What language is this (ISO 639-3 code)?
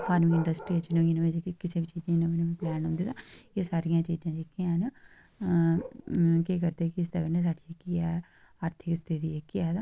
doi